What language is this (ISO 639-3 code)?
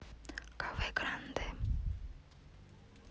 rus